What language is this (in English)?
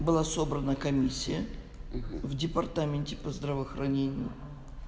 Russian